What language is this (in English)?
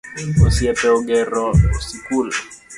Luo (Kenya and Tanzania)